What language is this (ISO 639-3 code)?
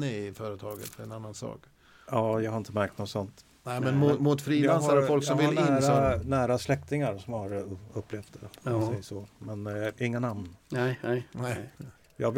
swe